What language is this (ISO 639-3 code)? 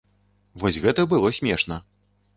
bel